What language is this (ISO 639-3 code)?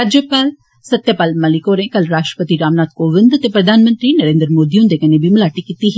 doi